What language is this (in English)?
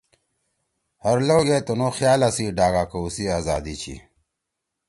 Torwali